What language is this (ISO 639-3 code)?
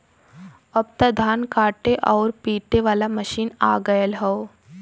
bho